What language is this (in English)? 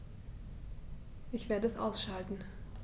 German